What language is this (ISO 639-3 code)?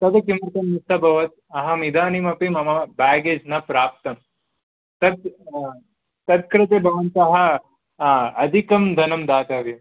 san